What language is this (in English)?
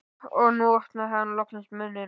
Icelandic